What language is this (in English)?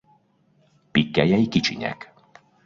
Hungarian